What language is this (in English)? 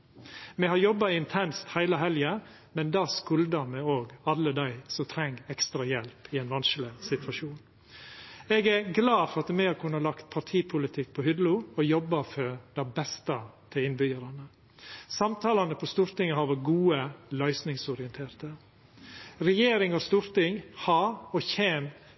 Norwegian Nynorsk